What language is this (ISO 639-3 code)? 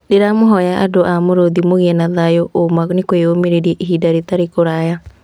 kik